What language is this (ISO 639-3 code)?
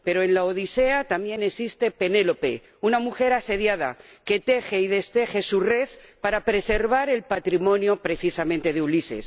spa